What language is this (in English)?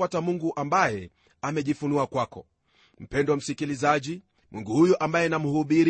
Swahili